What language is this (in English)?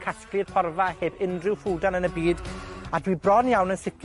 Welsh